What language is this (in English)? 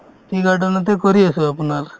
Assamese